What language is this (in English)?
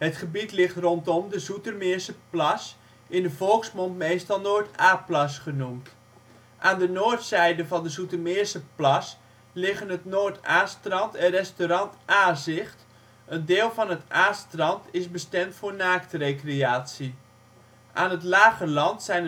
Dutch